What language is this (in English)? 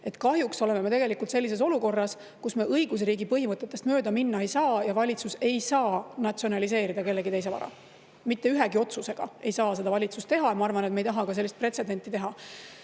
Estonian